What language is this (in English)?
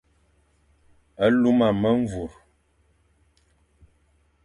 Fang